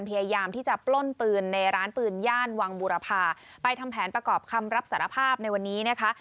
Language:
Thai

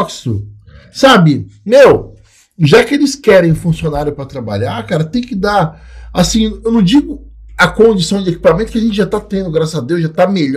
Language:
Portuguese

